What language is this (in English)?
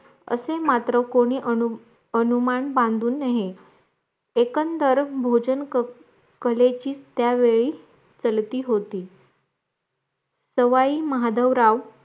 Marathi